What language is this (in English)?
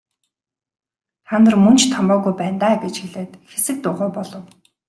Mongolian